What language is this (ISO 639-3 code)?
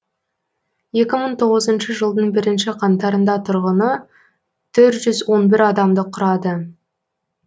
kaz